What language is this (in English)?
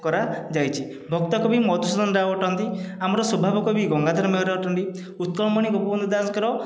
Odia